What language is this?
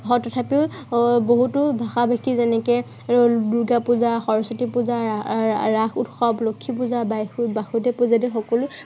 Assamese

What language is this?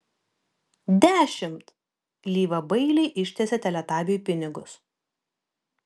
Lithuanian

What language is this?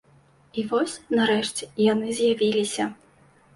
Belarusian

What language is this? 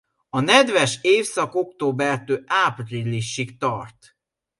Hungarian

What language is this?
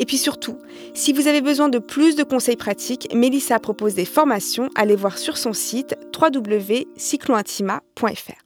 French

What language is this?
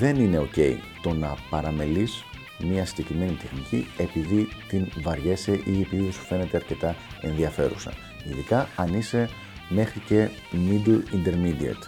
Greek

